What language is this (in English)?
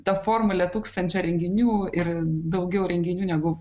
Lithuanian